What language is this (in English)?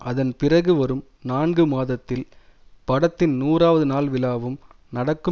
Tamil